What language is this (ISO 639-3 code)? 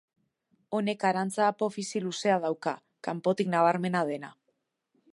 eus